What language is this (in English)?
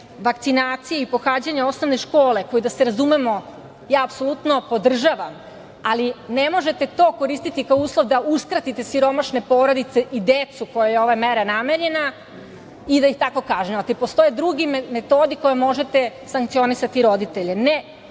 Serbian